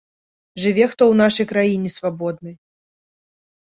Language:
Belarusian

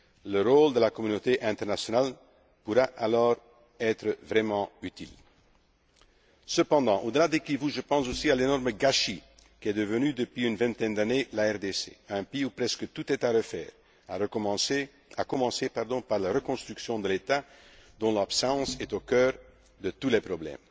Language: French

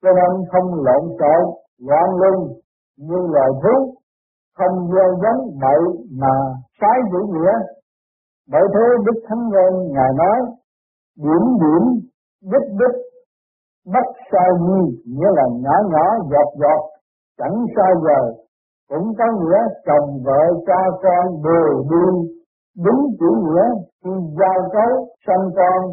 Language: Vietnamese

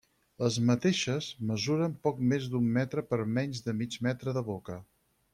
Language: Catalan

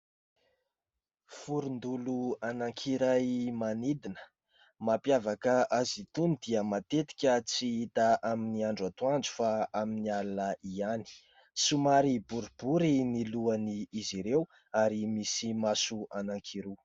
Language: Malagasy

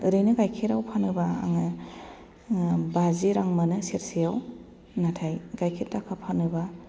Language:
Bodo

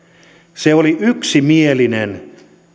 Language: Finnish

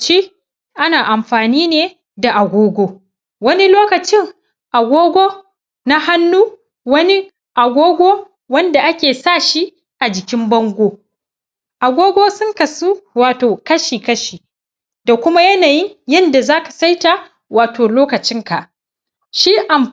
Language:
Hausa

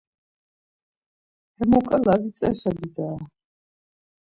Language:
Laz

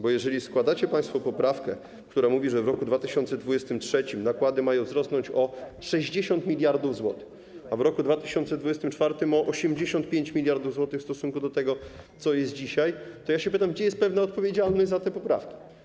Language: Polish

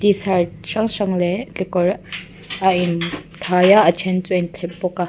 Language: Mizo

